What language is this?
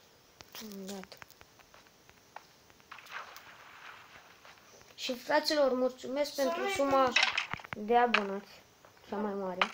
Romanian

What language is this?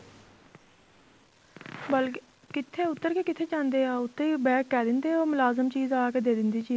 Punjabi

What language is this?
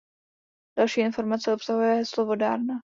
Czech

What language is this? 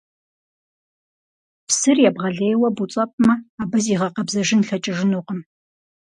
Kabardian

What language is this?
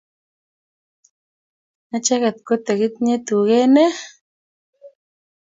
Kalenjin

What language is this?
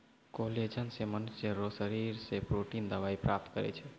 Maithili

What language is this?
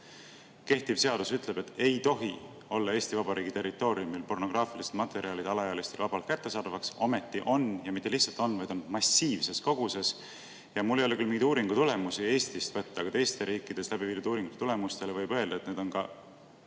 Estonian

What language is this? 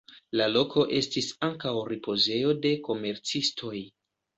Esperanto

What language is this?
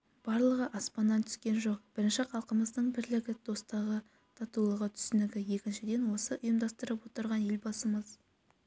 Kazakh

